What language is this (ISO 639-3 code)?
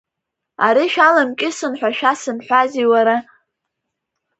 abk